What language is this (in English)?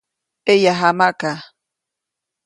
Copainalá Zoque